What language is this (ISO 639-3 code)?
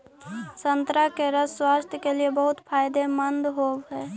mag